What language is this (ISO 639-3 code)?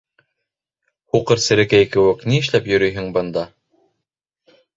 bak